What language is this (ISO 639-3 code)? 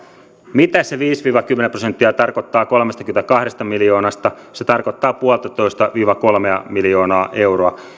fin